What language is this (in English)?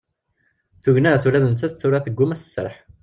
Kabyle